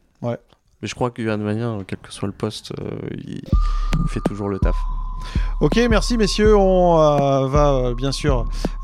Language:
French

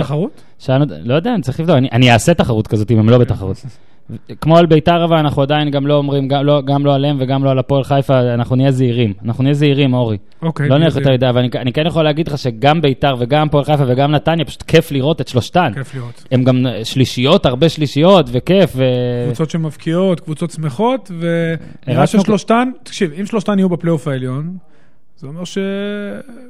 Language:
Hebrew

